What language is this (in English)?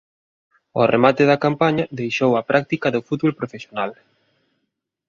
Galician